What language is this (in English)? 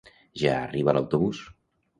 Catalan